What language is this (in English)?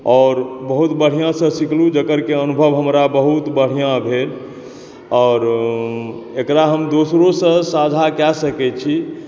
Maithili